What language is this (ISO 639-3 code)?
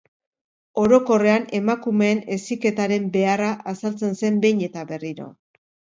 eus